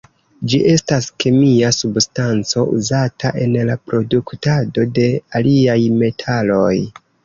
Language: Esperanto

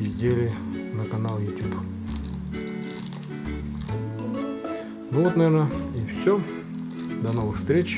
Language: Russian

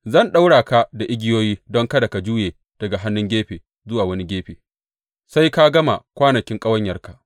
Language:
Hausa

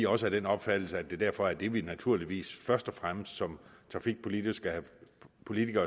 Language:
Danish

